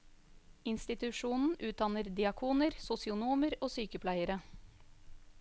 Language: Norwegian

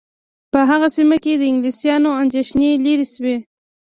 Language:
Pashto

